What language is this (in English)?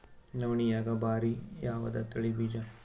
Kannada